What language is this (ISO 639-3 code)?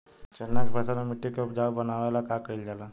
bho